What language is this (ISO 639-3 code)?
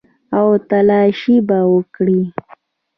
pus